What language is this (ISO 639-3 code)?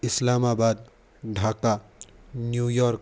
san